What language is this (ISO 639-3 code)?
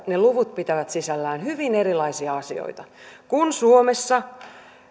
fin